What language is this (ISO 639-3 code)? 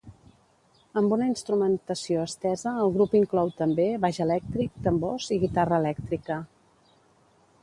cat